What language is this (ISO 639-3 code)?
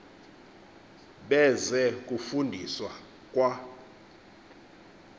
xho